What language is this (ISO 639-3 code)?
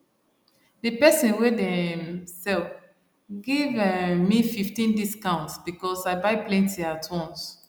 pcm